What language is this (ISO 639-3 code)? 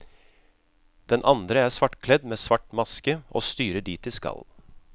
nor